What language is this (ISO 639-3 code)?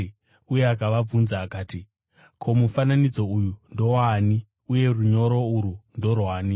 sna